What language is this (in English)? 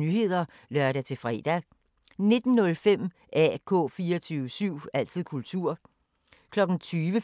Danish